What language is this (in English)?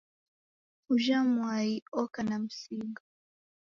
Taita